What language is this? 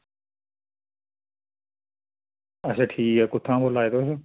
Dogri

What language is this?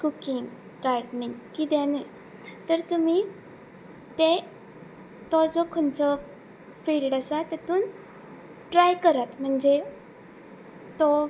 Konkani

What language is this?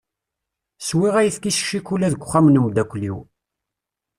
Kabyle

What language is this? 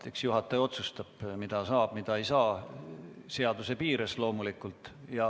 Estonian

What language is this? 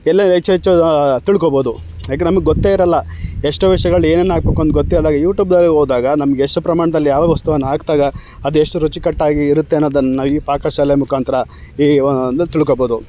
Kannada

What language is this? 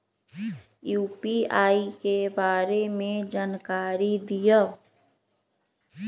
Magahi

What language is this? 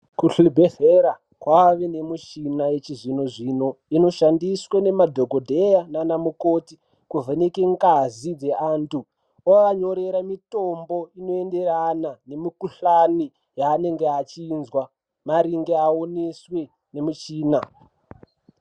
Ndau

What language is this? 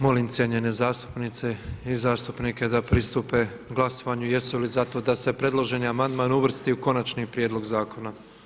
Croatian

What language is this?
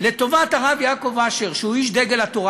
Hebrew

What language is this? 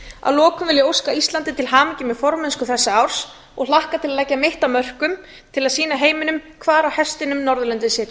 Icelandic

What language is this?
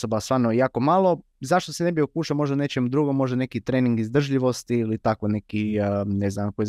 Croatian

